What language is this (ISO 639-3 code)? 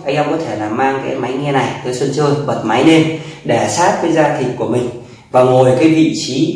vie